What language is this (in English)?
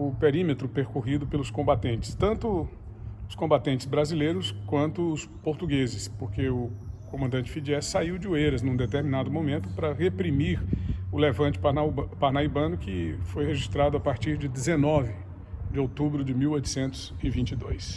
Portuguese